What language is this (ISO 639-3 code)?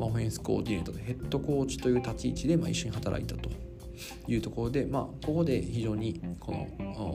jpn